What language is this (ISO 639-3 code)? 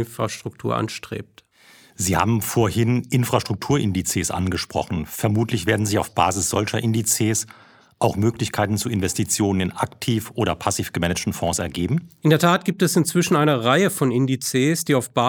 deu